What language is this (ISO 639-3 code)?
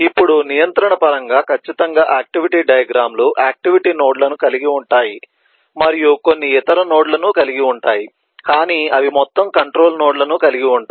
tel